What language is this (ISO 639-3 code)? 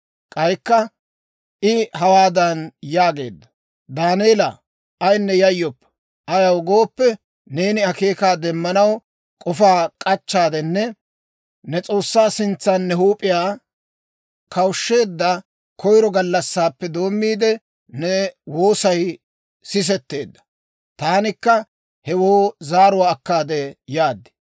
dwr